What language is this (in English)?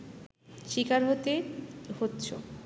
Bangla